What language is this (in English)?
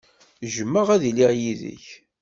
Kabyle